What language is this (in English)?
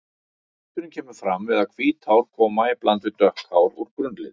Icelandic